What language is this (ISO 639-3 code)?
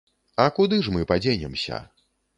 bel